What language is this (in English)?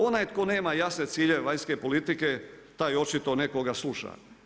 Croatian